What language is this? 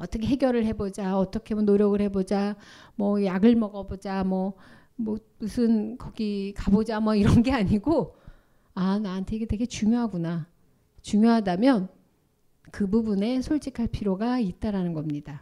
Korean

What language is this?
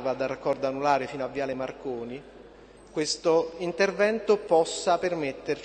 Italian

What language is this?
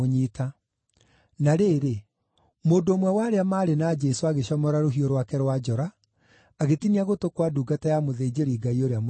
Kikuyu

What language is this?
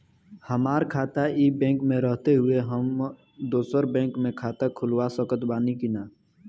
Bhojpuri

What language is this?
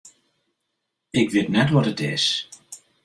Western Frisian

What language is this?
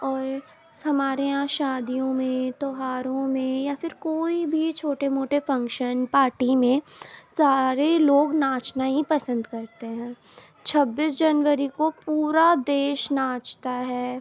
Urdu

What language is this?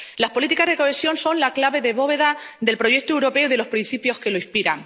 Spanish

